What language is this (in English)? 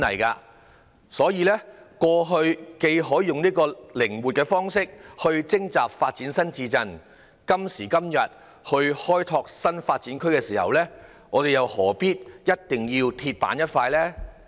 Cantonese